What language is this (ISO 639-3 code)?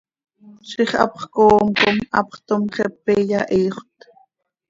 sei